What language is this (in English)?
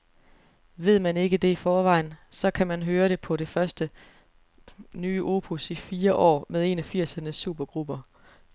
Danish